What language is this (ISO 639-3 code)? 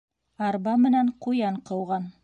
bak